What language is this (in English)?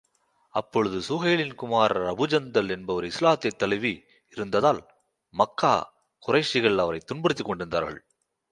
Tamil